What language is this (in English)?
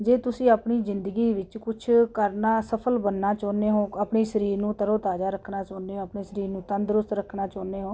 Punjabi